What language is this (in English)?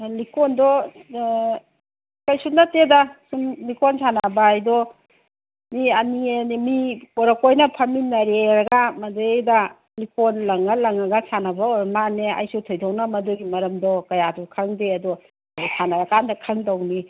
Manipuri